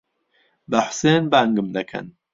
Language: Central Kurdish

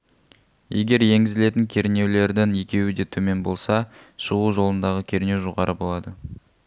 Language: Kazakh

